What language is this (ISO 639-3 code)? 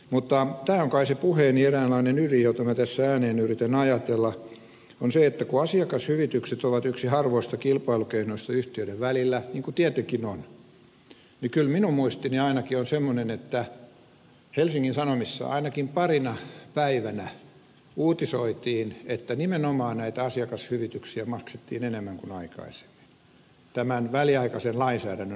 fin